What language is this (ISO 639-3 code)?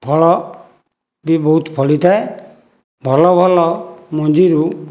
ori